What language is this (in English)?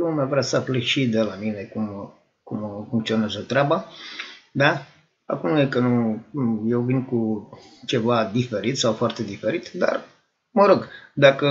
Romanian